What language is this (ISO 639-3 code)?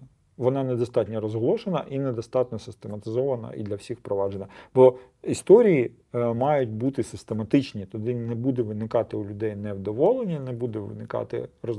ukr